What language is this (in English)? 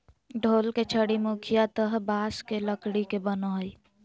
Magahi